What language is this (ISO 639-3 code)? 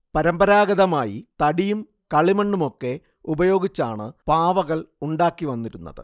mal